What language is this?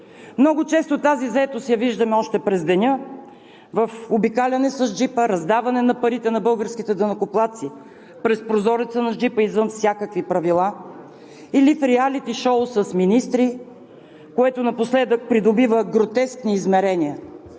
Bulgarian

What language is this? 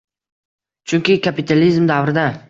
Uzbek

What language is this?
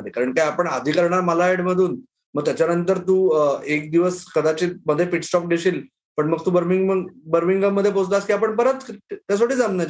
Marathi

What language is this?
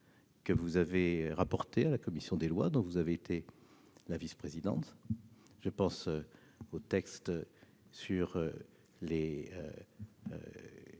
French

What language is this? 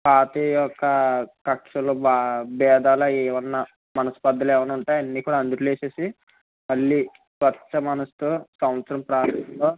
Telugu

